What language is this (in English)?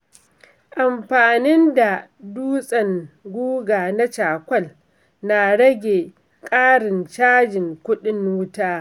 Hausa